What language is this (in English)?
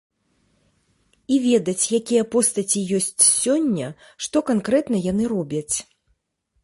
Belarusian